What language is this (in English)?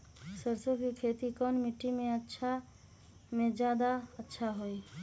Magahi